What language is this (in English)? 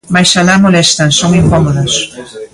Galician